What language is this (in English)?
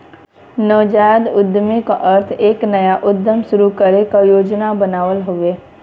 Bhojpuri